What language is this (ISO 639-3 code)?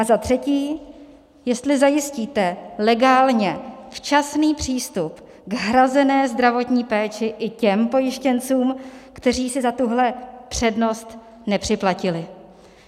ces